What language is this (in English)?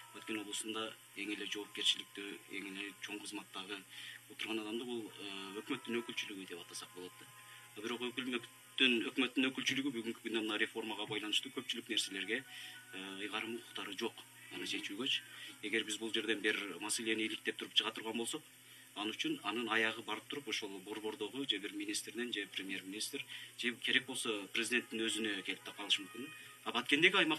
Turkish